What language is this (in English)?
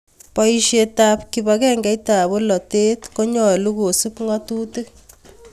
Kalenjin